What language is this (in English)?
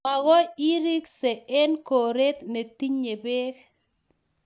Kalenjin